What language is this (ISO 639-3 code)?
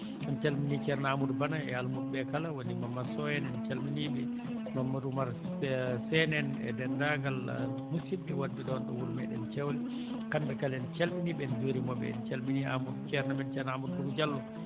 ful